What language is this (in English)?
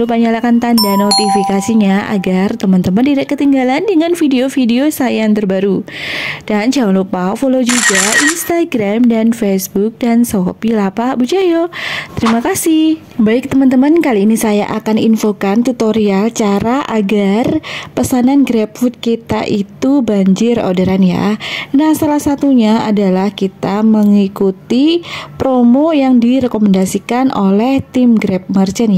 Indonesian